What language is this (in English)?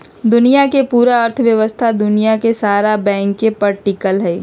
Magahi